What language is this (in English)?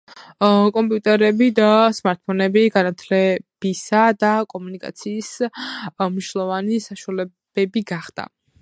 Georgian